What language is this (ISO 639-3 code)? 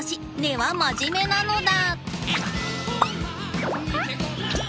jpn